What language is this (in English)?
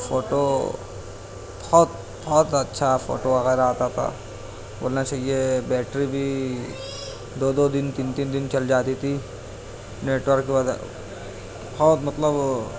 Urdu